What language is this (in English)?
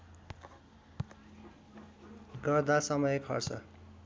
Nepali